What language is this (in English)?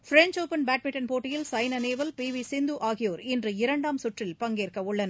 Tamil